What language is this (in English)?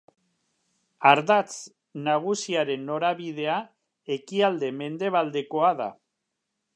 Basque